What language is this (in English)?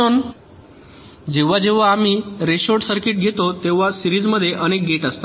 Marathi